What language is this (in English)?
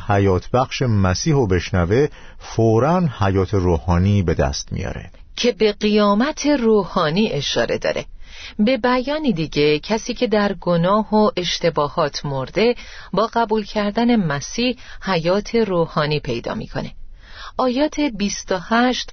Persian